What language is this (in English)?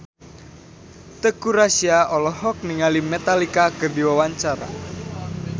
Sundanese